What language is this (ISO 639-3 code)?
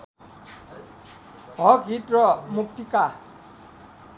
nep